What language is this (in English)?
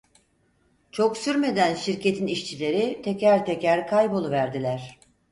Turkish